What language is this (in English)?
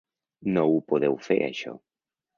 Catalan